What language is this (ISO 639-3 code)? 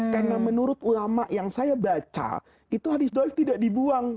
ind